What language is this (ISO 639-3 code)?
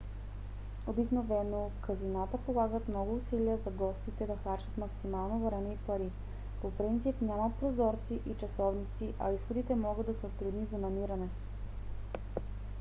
bul